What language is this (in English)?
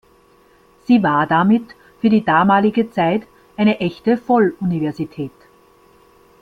German